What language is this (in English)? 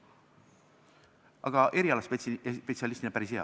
Estonian